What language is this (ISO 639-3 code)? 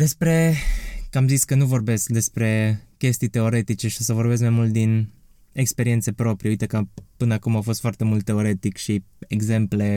ron